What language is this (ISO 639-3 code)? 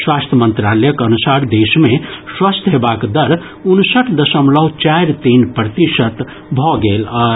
mai